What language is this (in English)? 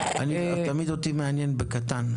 Hebrew